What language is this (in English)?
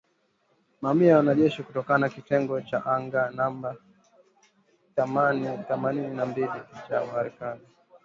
Swahili